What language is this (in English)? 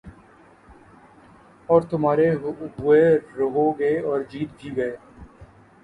Urdu